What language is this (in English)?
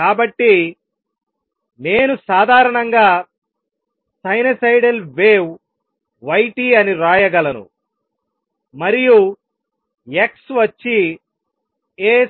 Telugu